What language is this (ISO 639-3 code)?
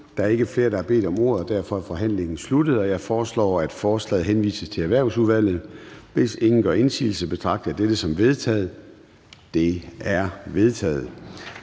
dan